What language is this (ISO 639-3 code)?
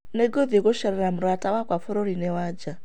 kik